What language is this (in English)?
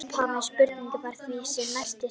Icelandic